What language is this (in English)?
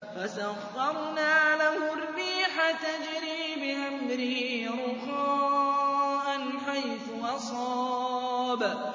Arabic